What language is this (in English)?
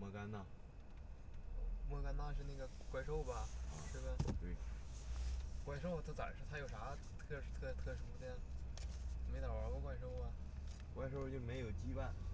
Chinese